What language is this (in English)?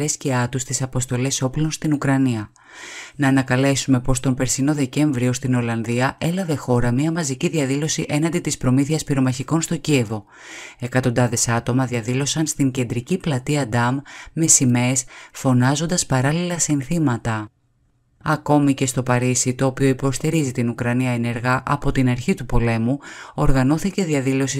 Greek